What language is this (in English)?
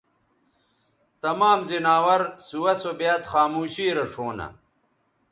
Bateri